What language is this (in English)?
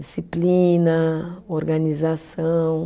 Portuguese